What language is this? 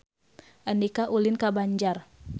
Sundanese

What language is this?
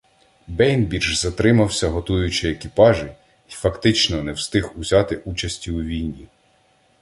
Ukrainian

